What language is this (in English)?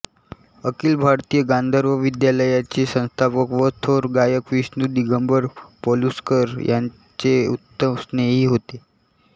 Marathi